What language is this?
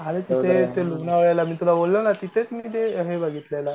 Marathi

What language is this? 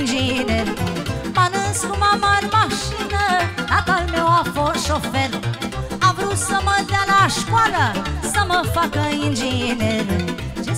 Romanian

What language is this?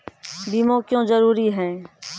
Maithili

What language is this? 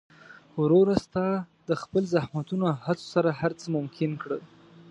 Pashto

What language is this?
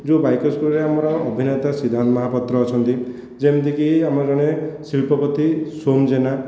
Odia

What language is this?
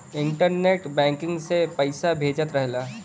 Bhojpuri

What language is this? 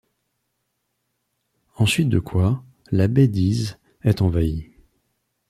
French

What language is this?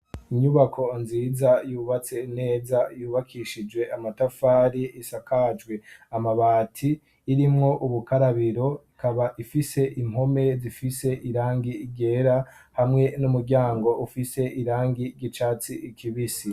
Rundi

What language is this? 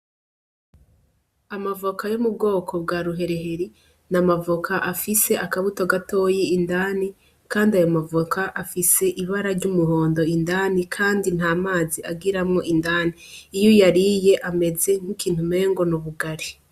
Rundi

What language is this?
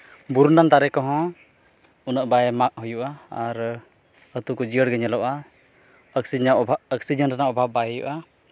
Santali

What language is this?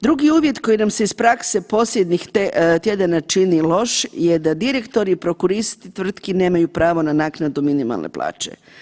Croatian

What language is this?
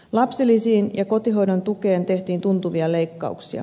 Finnish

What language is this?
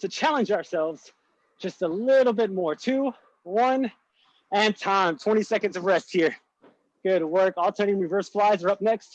English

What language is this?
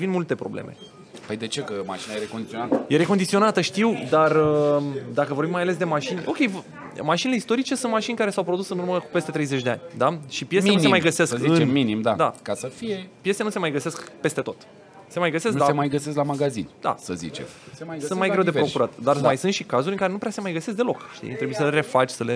Romanian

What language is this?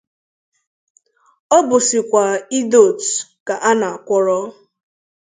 Igbo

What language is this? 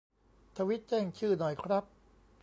Thai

